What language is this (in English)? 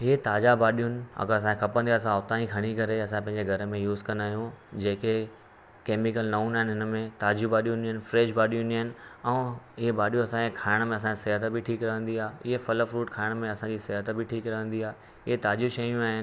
Sindhi